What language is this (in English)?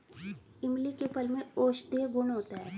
Hindi